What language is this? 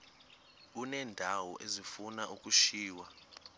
Xhosa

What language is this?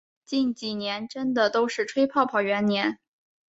Chinese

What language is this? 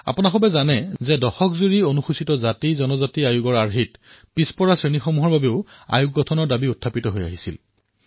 Assamese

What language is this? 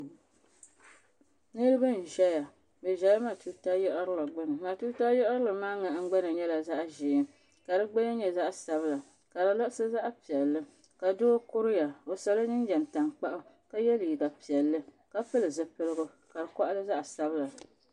Dagbani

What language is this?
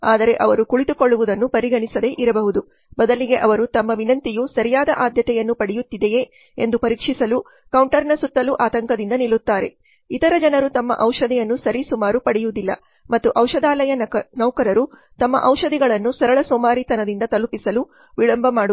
Kannada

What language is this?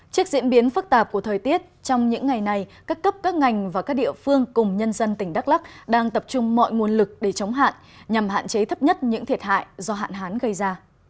Vietnamese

